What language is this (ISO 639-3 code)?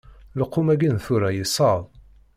kab